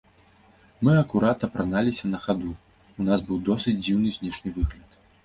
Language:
Belarusian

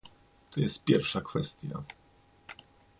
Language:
Polish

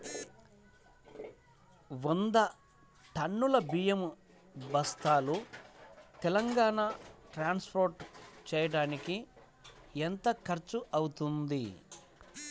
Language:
Telugu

